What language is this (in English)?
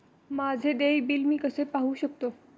Marathi